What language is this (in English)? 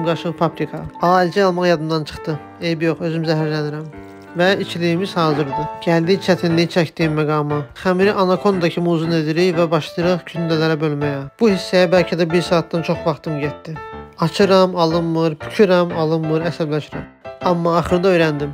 Turkish